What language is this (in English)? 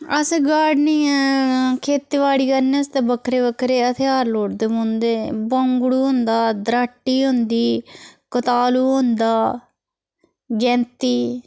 Dogri